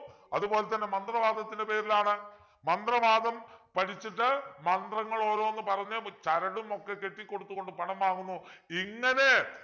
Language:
Malayalam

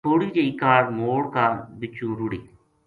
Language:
Gujari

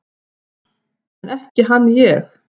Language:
Icelandic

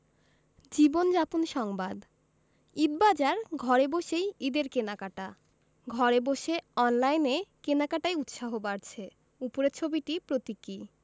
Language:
Bangla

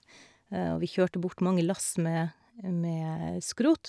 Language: Norwegian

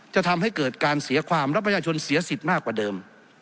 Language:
Thai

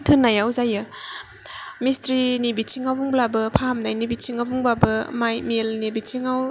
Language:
Bodo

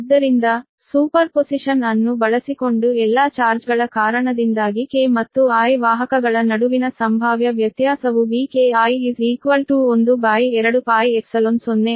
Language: Kannada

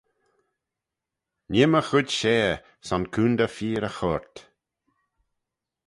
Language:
Manx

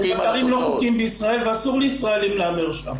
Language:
Hebrew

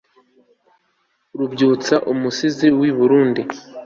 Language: Kinyarwanda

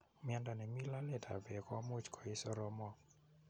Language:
Kalenjin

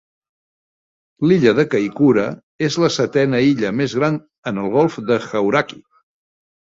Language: Catalan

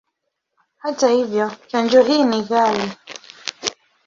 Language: Swahili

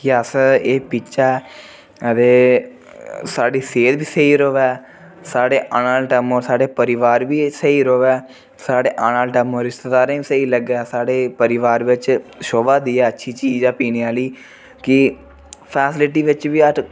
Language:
Dogri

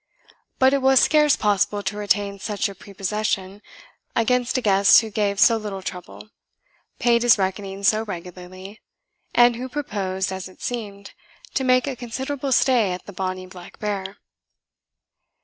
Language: English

